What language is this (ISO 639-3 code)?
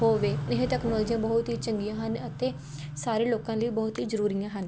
pan